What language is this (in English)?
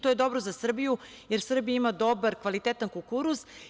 Serbian